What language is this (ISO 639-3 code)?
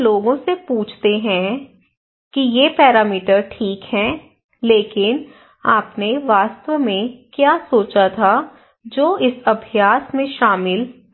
hin